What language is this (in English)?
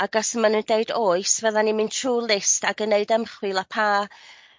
Welsh